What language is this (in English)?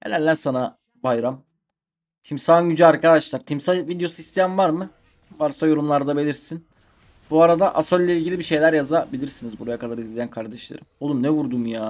Turkish